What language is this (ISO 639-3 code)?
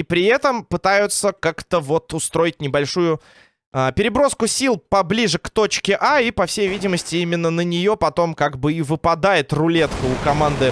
rus